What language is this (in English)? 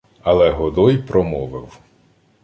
Ukrainian